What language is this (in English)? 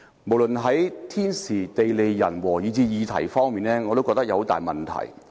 Cantonese